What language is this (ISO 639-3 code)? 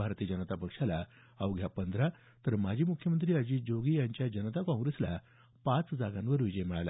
mar